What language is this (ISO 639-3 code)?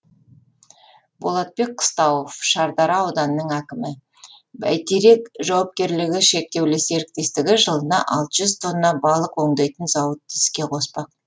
kaz